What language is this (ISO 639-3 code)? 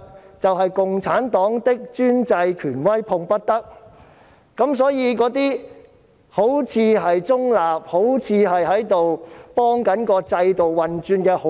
yue